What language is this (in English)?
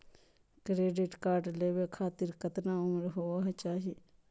Magahi